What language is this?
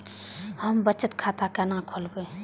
Maithili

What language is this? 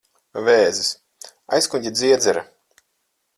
Latvian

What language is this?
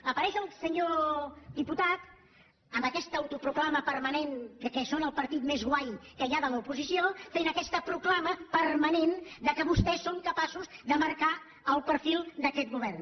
Catalan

